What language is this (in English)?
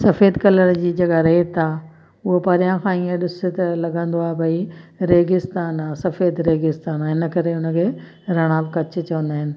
Sindhi